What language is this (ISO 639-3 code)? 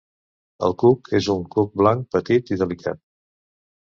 cat